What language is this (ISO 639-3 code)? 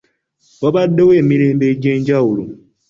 lug